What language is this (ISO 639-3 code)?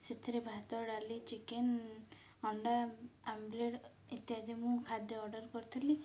ori